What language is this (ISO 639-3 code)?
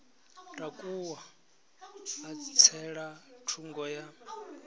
ven